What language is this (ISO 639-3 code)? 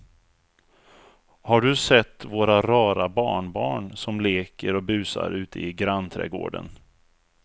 swe